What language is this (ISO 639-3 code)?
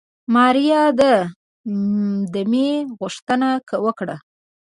pus